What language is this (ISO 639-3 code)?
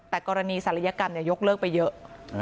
tha